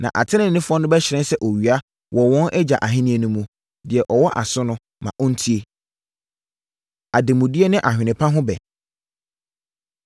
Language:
Akan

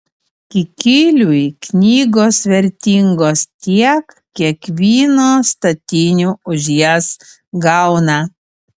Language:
Lithuanian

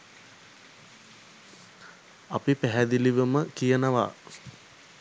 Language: Sinhala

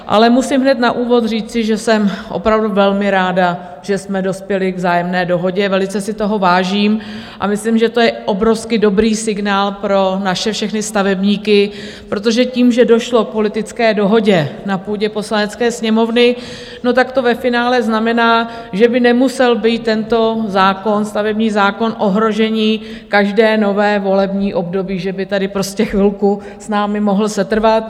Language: Czech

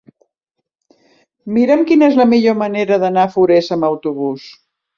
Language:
Catalan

